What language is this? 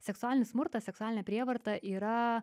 Lithuanian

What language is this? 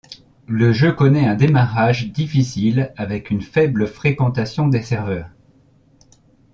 French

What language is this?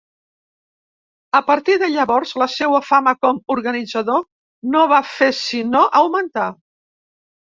Catalan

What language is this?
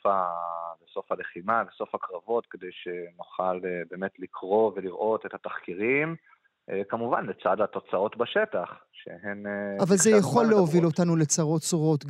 Hebrew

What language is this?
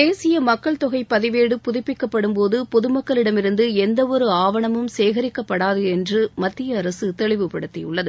Tamil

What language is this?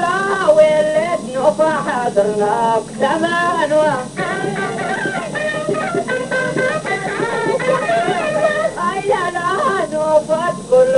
Arabic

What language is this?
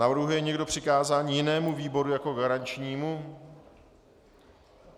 Czech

